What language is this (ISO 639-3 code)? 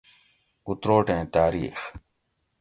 gwc